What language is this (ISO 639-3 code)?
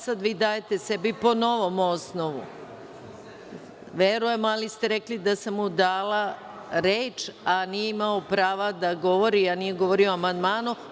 srp